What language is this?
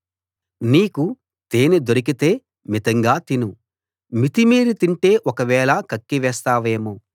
Telugu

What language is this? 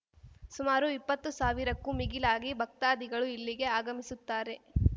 Kannada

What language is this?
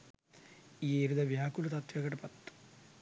Sinhala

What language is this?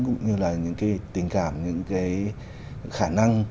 Vietnamese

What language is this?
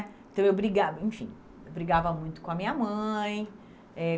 Portuguese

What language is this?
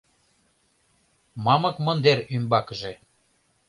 Mari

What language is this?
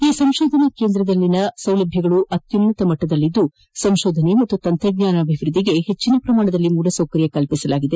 Kannada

